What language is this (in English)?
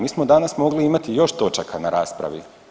Croatian